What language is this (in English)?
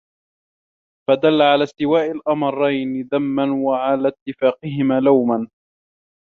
Arabic